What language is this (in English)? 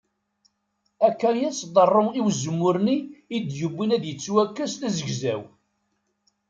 Kabyle